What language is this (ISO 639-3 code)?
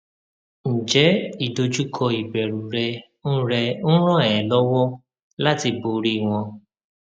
yor